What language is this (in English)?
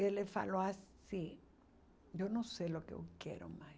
Portuguese